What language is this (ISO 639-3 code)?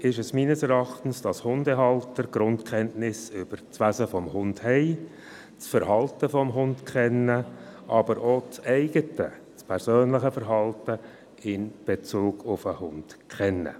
gsw